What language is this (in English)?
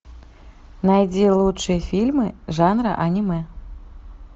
Russian